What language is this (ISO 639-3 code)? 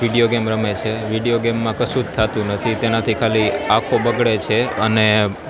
guj